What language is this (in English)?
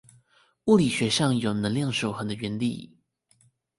Chinese